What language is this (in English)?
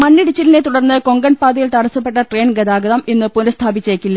Malayalam